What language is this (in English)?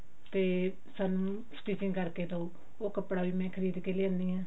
Punjabi